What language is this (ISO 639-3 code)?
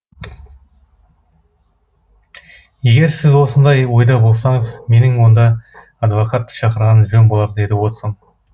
kaz